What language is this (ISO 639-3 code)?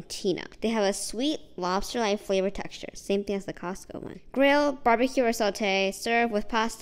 eng